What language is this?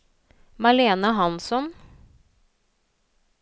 Norwegian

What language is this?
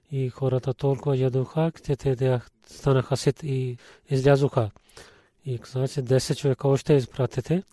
Bulgarian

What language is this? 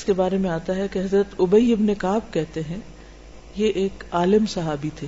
Urdu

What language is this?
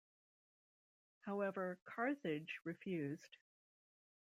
English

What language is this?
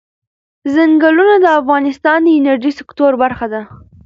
Pashto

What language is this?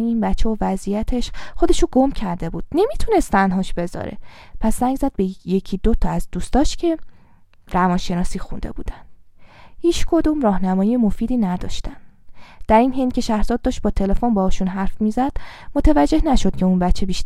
Persian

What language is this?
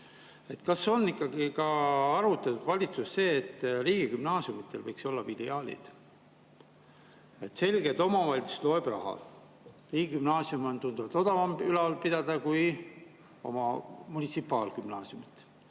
Estonian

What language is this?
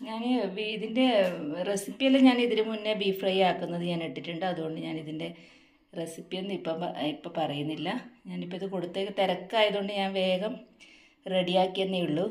Malayalam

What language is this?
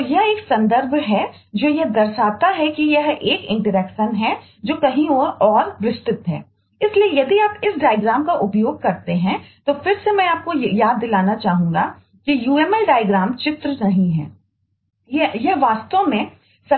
Hindi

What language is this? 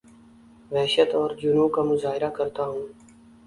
Urdu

